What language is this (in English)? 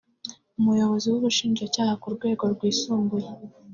Kinyarwanda